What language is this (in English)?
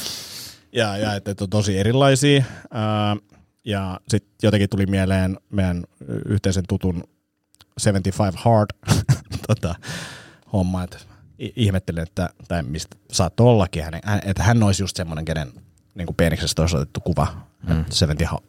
Finnish